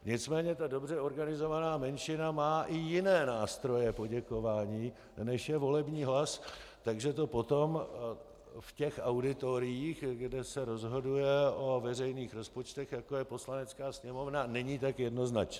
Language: Czech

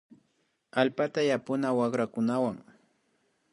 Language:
Imbabura Highland Quichua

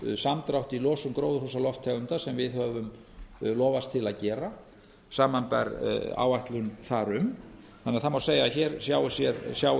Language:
Icelandic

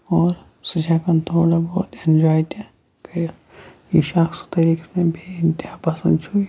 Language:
Kashmiri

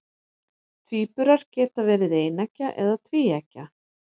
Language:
Icelandic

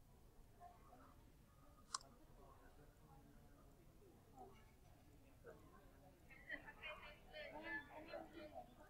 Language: Malay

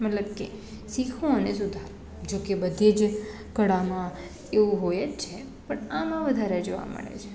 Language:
Gujarati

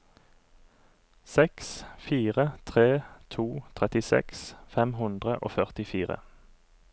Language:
Norwegian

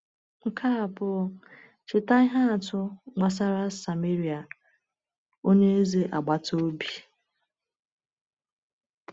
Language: Igbo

